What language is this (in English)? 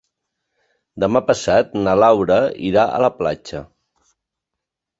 Catalan